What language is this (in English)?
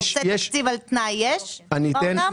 Hebrew